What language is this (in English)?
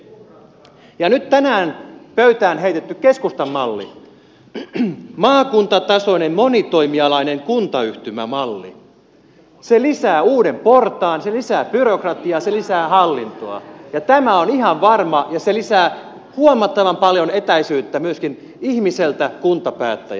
Finnish